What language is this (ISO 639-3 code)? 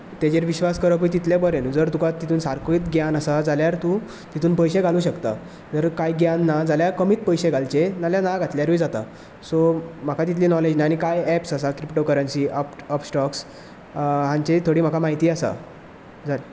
kok